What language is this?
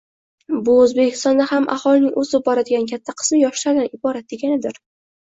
Uzbek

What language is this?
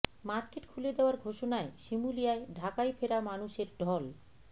Bangla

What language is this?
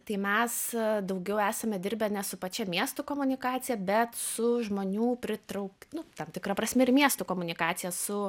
Lithuanian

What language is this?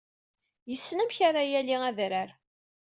Kabyle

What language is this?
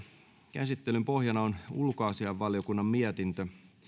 Finnish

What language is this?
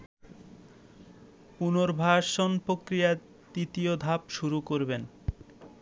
Bangla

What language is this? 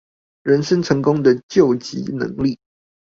Chinese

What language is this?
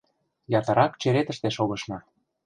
Mari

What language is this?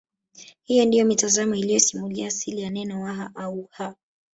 Swahili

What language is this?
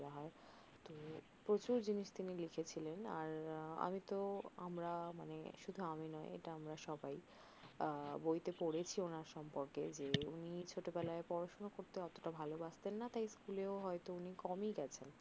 Bangla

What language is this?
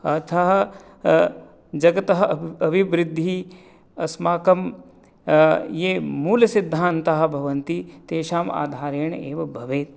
Sanskrit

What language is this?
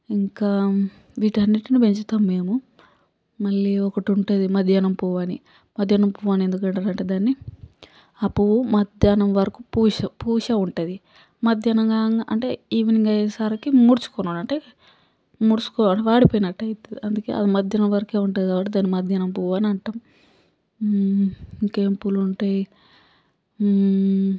Telugu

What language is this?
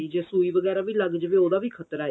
Punjabi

